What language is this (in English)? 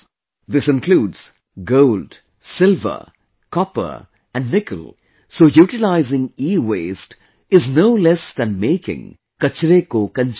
English